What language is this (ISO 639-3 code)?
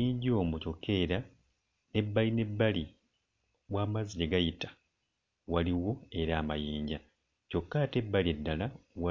lug